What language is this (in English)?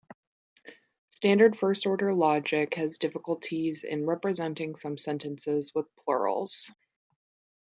English